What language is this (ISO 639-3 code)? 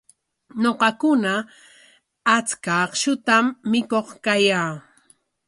qwa